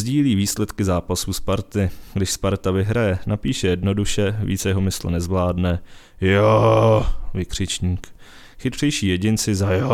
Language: Czech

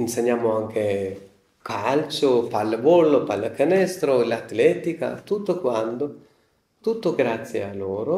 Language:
Italian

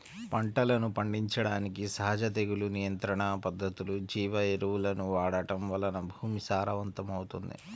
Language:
Telugu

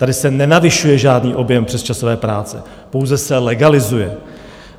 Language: Czech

